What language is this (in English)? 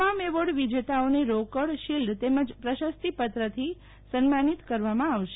Gujarati